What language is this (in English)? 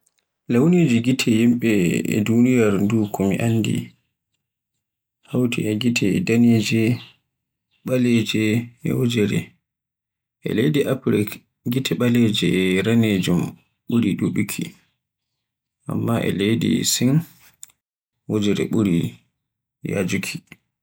Borgu Fulfulde